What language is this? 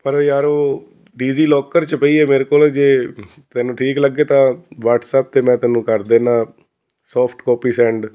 Punjabi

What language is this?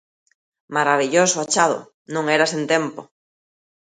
Galician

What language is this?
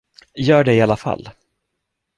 Swedish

